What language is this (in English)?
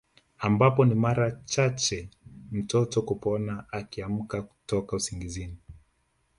Swahili